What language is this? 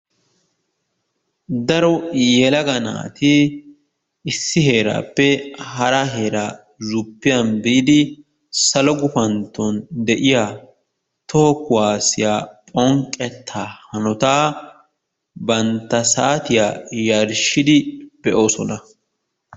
Wolaytta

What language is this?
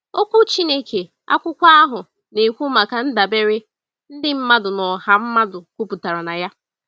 Igbo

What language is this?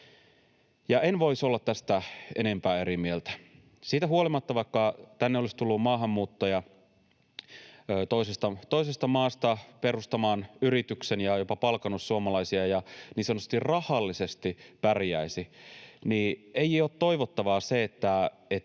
Finnish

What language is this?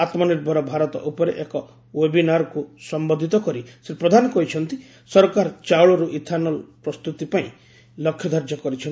Odia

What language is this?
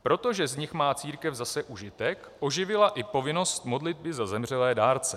Czech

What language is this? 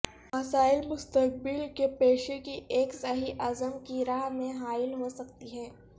Urdu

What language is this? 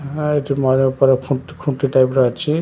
Odia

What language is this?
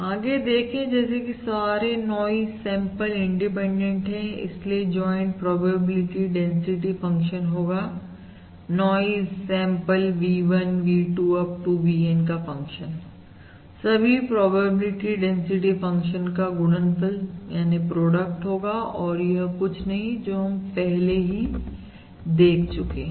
Hindi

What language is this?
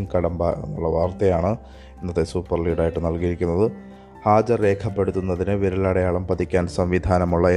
Malayalam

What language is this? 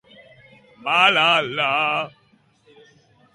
Basque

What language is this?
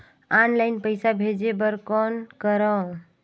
Chhattisgarhi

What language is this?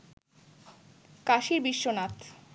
Bangla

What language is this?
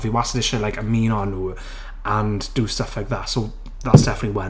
Welsh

